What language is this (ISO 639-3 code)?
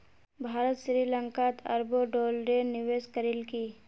mag